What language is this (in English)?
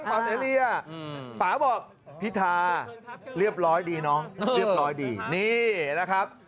Thai